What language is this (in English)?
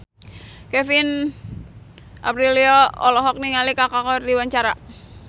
Sundanese